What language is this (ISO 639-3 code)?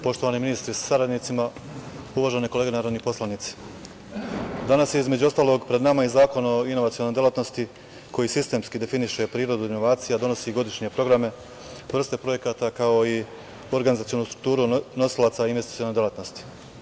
srp